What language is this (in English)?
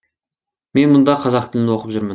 Kazakh